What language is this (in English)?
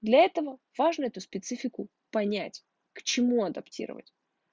Russian